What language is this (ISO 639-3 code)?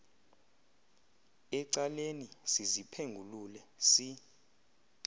xho